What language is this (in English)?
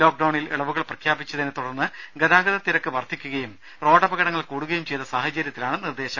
Malayalam